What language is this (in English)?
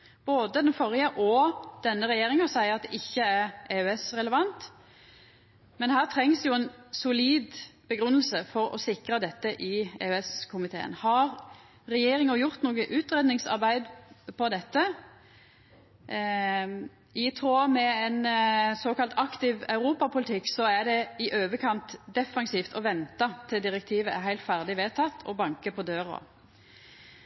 Norwegian Nynorsk